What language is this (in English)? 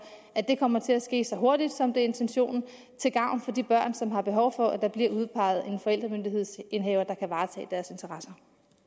Danish